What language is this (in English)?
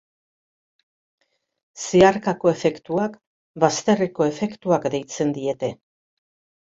Basque